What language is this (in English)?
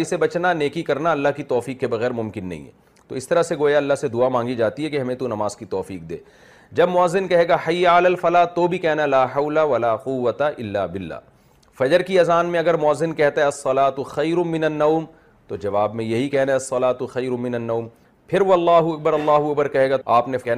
Arabic